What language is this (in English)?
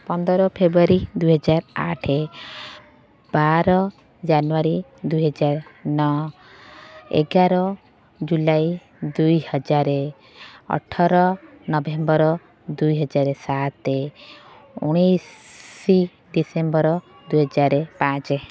Odia